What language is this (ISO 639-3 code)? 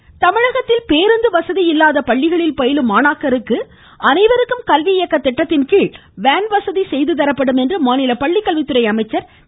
tam